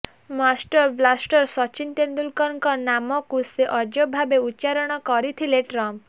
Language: Odia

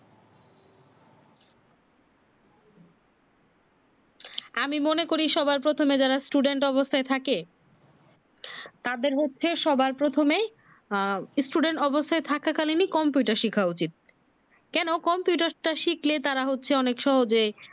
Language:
Bangla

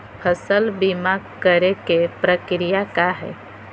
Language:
Magahi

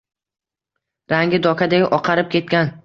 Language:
Uzbek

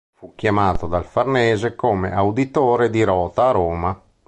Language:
Italian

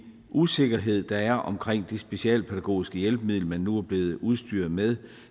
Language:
Danish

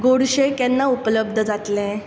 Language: Konkani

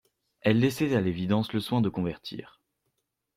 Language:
French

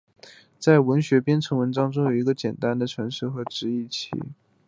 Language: Chinese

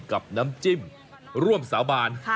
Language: Thai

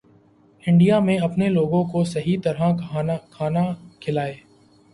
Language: Urdu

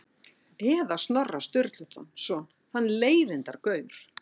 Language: Icelandic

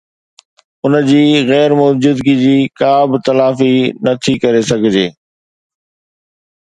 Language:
Sindhi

